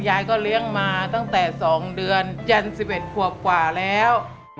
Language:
Thai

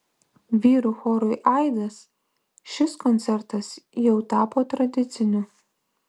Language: Lithuanian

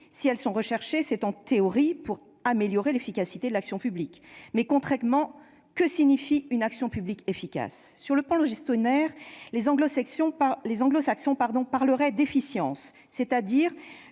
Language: French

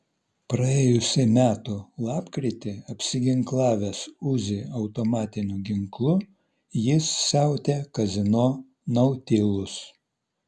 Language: Lithuanian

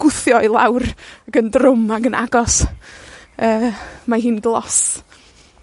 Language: Welsh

